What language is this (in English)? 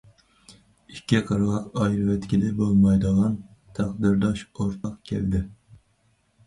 Uyghur